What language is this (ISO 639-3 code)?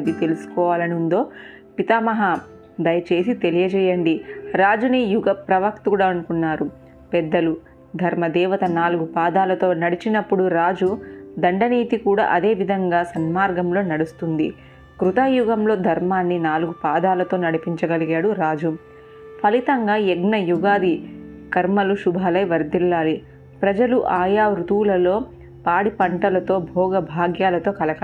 tel